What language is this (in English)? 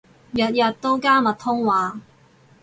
Cantonese